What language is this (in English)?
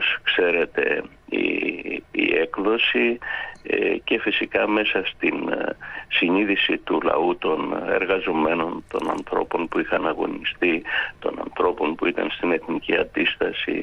Greek